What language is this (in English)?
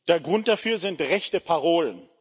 German